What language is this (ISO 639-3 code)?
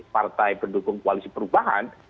ind